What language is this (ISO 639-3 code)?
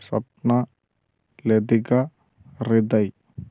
mal